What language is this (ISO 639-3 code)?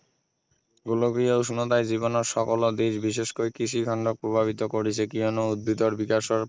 asm